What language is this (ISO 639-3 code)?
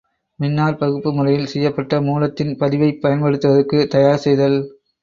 tam